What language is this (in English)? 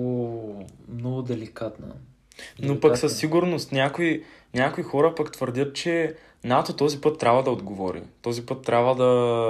Bulgarian